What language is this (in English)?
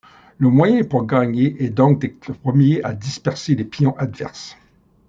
French